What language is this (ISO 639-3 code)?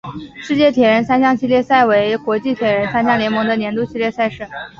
zho